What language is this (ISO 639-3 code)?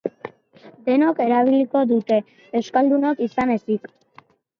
eus